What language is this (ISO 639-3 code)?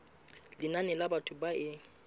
sot